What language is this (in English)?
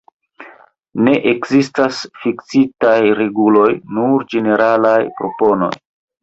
Esperanto